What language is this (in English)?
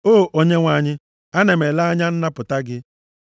Igbo